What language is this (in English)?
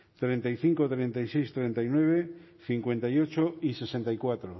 Spanish